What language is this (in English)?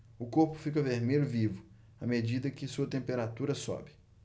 Portuguese